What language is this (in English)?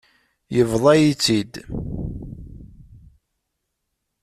Kabyle